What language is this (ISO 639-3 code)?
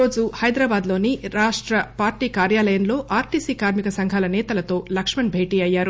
tel